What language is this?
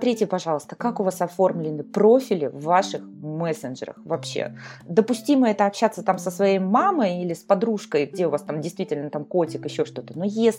Russian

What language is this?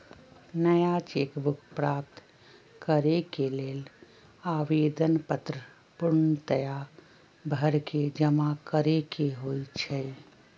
Magahi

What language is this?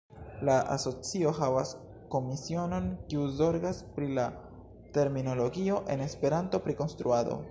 Esperanto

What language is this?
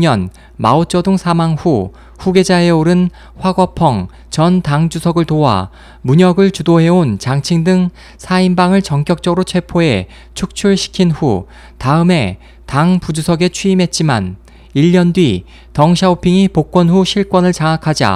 Korean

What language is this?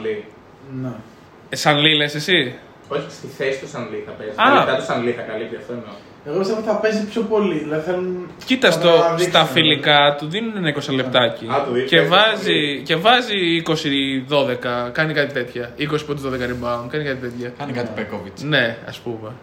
Greek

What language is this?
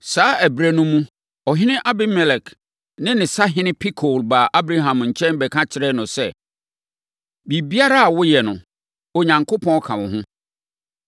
Akan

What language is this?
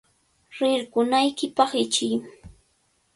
Cajatambo North Lima Quechua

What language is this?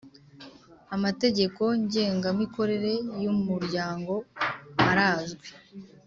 Kinyarwanda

